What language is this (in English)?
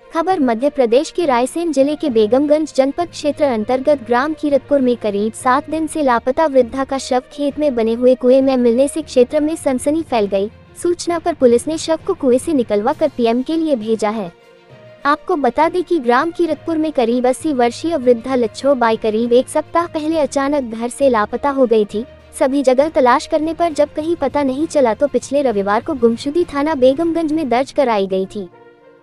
Hindi